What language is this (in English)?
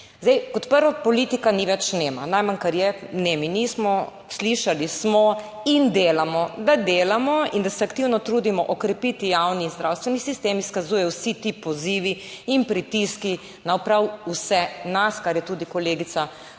Slovenian